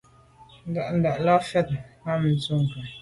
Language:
Medumba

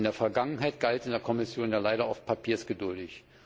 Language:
German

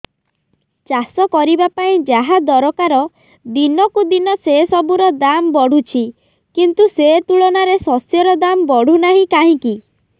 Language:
Odia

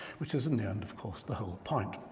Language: English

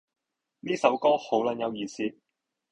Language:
Cantonese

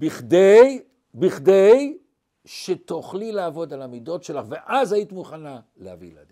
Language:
Hebrew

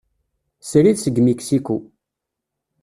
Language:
Kabyle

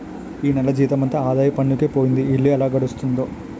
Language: Telugu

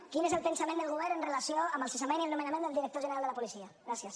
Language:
Catalan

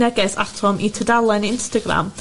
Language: Welsh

